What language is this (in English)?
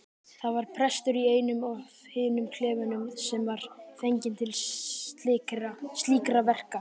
Icelandic